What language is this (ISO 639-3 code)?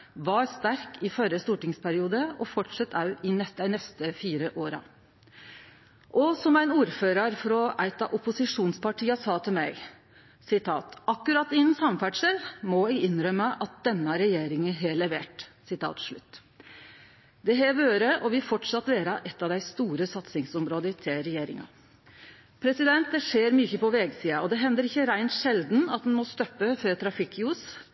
nno